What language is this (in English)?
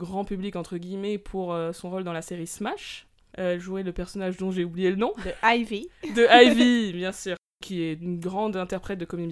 French